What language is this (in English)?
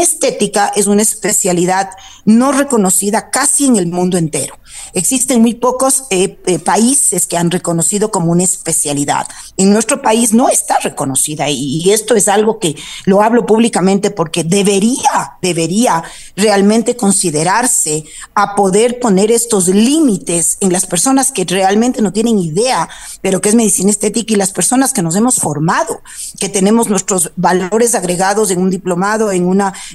Spanish